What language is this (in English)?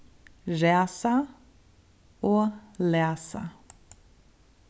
Faroese